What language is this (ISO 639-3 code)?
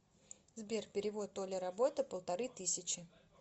rus